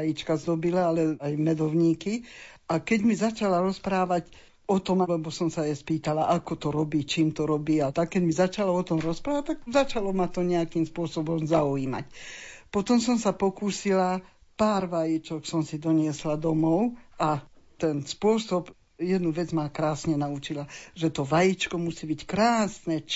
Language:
Slovak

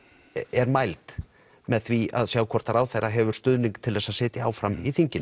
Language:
Icelandic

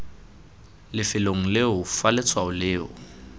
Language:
Tswana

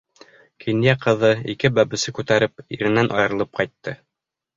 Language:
Bashkir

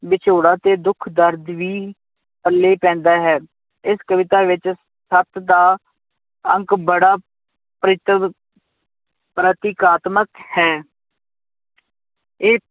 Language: Punjabi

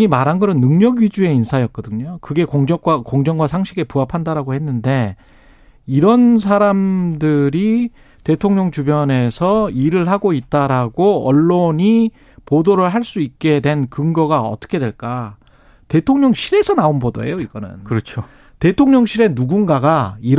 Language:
Korean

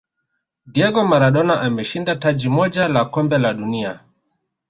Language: Swahili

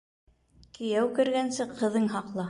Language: Bashkir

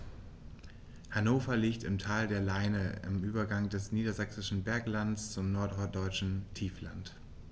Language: German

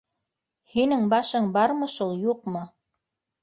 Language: Bashkir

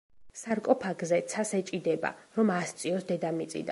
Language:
Georgian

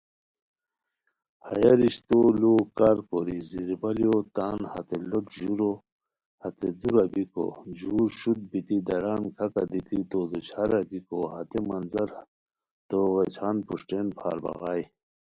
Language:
Khowar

